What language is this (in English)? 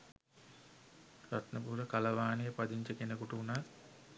Sinhala